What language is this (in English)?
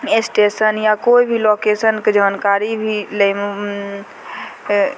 Maithili